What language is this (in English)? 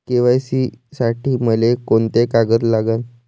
Marathi